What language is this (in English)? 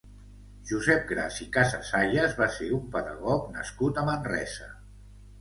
Catalan